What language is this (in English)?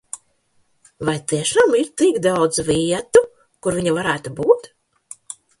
Latvian